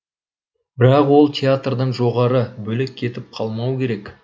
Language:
Kazakh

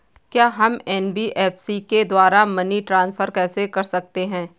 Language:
Hindi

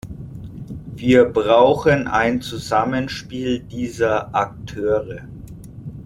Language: German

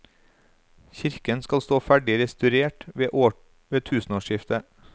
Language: Norwegian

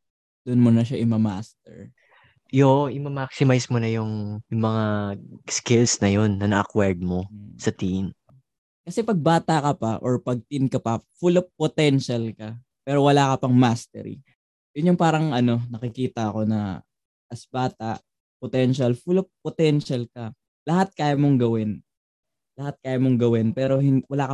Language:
Filipino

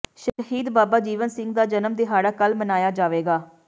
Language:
Punjabi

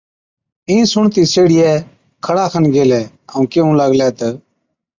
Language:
Od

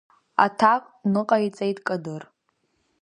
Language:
Abkhazian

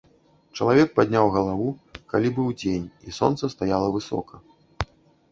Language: Belarusian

